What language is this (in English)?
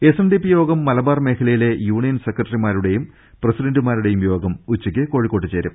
Malayalam